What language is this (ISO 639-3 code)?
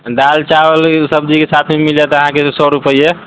mai